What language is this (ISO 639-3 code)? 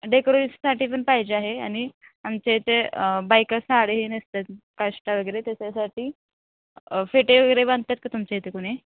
mar